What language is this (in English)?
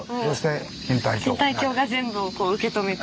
Japanese